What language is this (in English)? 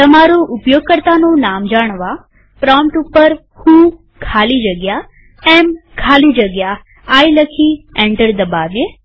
Gujarati